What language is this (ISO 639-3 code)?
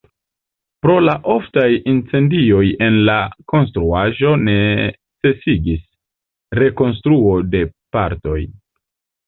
epo